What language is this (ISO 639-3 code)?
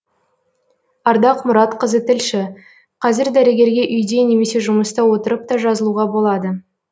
kaz